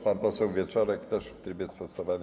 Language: Polish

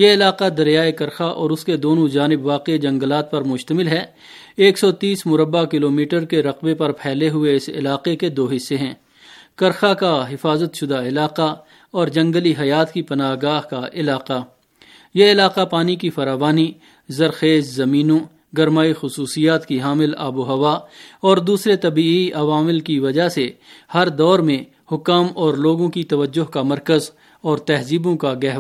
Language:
Urdu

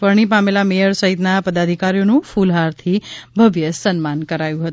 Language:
Gujarati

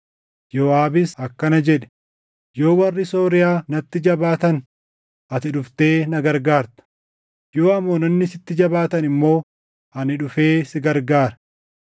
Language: Oromo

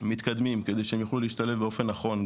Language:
Hebrew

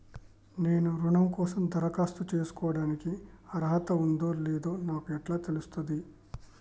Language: Telugu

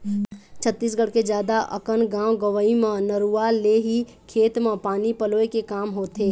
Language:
Chhattisgarhi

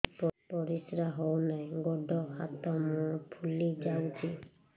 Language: Odia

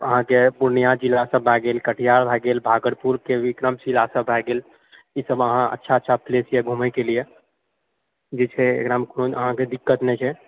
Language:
Maithili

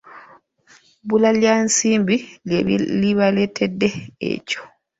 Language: Ganda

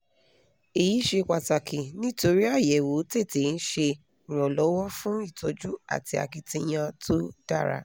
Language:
Yoruba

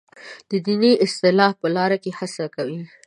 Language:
Pashto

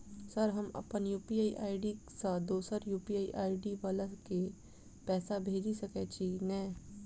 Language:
Maithili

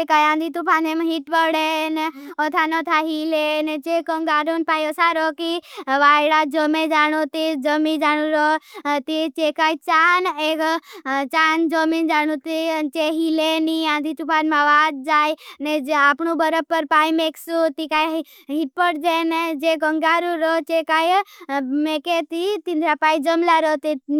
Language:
Bhili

